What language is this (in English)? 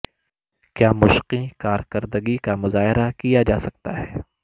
Urdu